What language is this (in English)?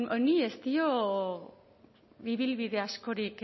Basque